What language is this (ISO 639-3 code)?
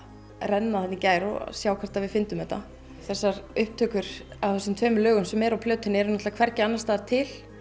isl